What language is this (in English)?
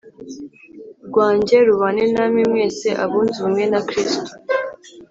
Kinyarwanda